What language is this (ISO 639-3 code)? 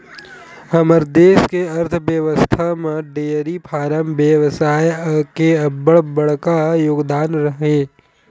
hne